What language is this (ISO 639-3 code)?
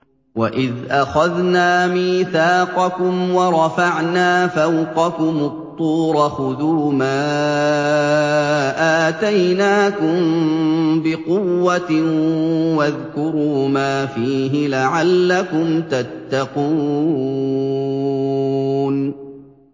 ara